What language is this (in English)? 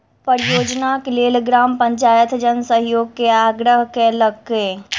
Maithili